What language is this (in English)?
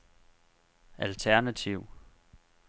Danish